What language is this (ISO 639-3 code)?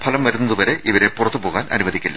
mal